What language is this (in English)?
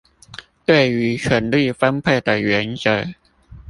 Chinese